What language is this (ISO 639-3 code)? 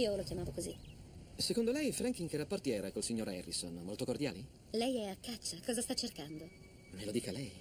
ita